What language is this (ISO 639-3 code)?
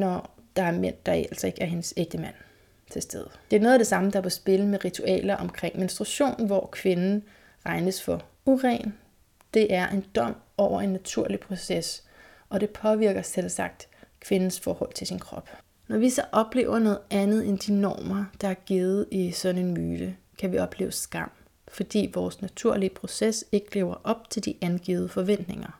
dan